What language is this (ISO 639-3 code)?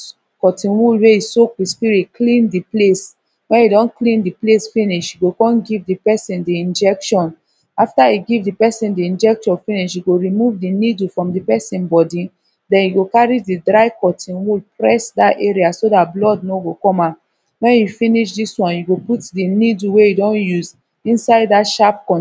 pcm